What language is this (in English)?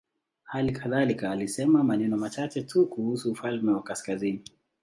Swahili